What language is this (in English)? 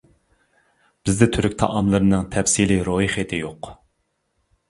Uyghur